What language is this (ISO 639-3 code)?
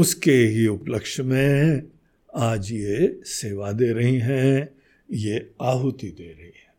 hin